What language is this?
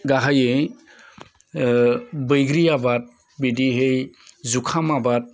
Bodo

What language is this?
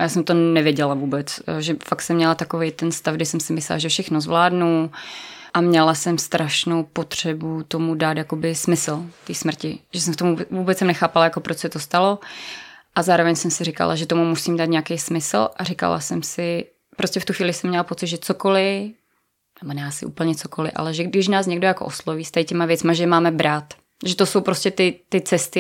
Czech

